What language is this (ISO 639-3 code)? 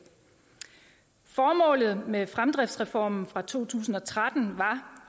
dan